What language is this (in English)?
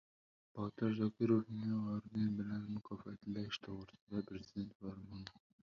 Uzbek